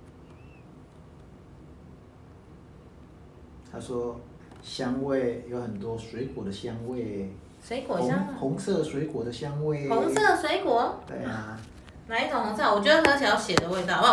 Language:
Chinese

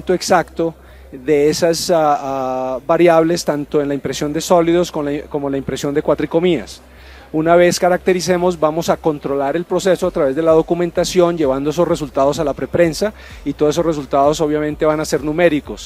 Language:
Spanish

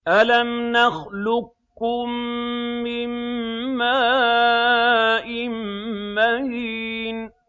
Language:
Arabic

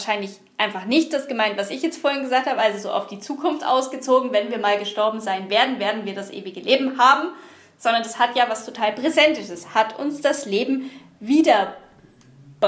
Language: German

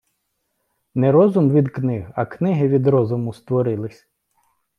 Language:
Ukrainian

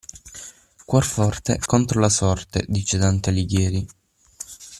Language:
Italian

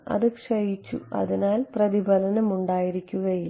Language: Malayalam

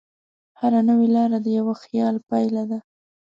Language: Pashto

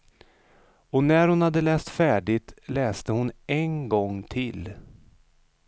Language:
Swedish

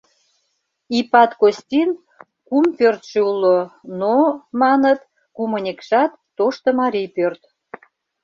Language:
Mari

